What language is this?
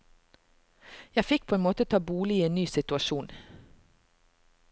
Norwegian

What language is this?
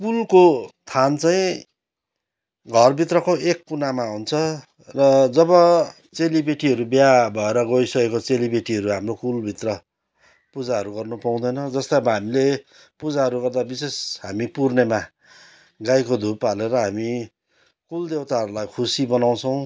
Nepali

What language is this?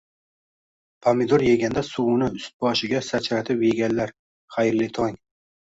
Uzbek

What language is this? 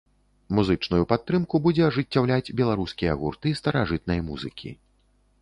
Belarusian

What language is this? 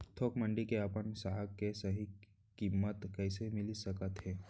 Chhattisgarhi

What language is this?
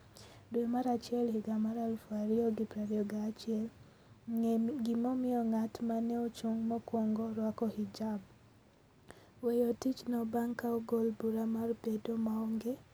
Luo (Kenya and Tanzania)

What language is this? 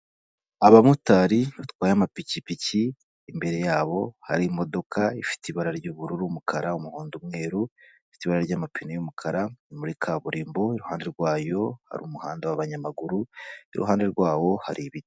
Kinyarwanda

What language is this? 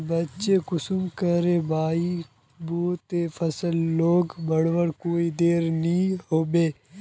Magahi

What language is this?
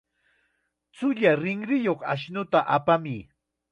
Chiquián Ancash Quechua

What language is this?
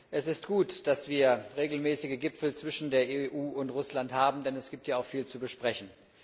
German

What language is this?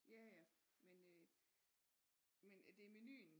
Danish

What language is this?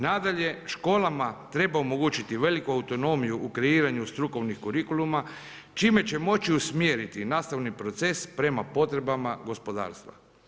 Croatian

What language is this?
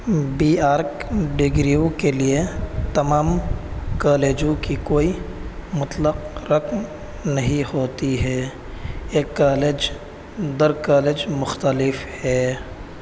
Urdu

